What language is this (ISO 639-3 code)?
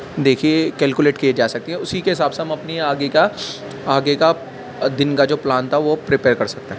urd